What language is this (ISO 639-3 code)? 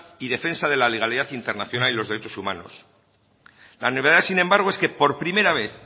spa